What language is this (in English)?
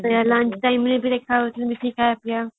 Odia